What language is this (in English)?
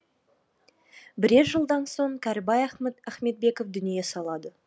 Kazakh